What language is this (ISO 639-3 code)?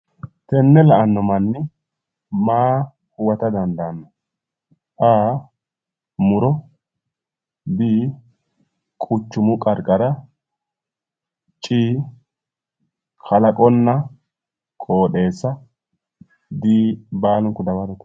sid